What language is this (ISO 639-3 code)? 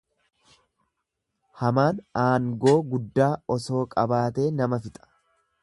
orm